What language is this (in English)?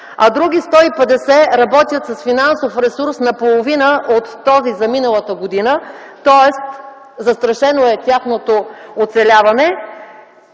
Bulgarian